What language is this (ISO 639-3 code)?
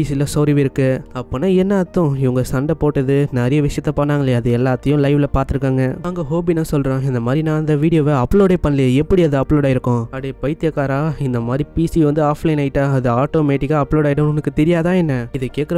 tam